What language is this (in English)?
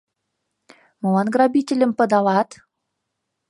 Mari